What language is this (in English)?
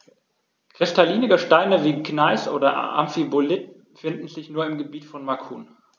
German